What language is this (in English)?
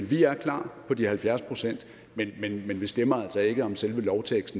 Danish